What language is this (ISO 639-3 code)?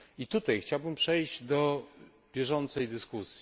pol